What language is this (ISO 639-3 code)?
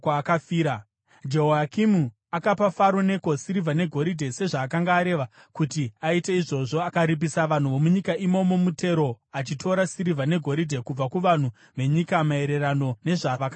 sna